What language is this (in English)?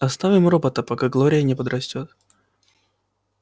Russian